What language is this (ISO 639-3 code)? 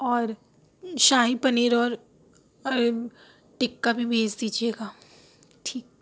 urd